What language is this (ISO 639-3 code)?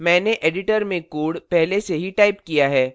hin